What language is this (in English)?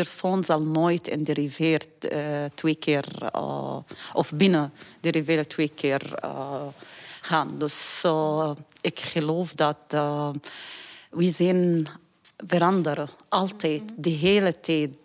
Dutch